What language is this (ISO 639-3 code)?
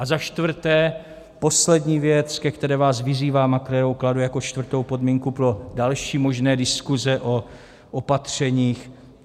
ces